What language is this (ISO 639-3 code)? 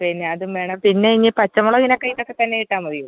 mal